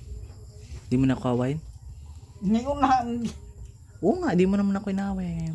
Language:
Filipino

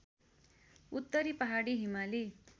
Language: Nepali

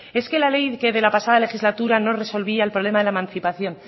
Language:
Spanish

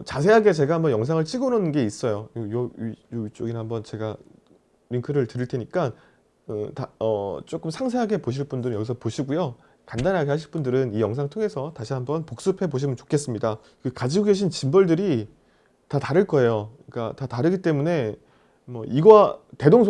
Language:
Korean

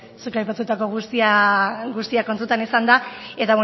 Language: Basque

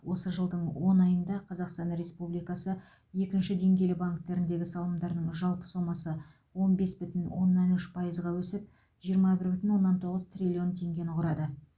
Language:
Kazakh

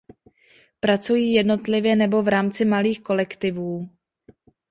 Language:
Czech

